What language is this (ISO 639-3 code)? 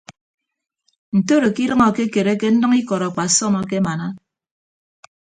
ibb